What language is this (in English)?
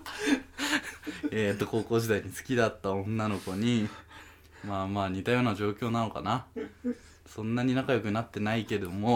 Japanese